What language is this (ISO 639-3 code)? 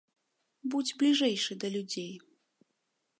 bel